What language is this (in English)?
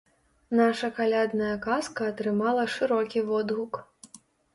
Belarusian